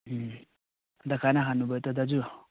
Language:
Nepali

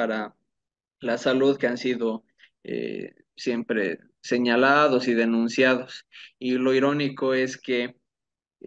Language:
Spanish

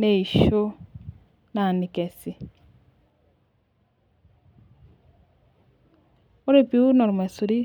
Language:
Masai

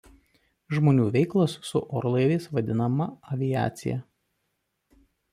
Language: Lithuanian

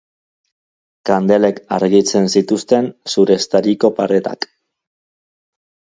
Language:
Basque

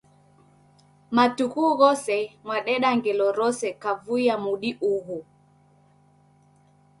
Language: Taita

